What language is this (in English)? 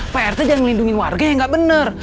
Indonesian